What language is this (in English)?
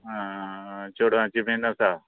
Konkani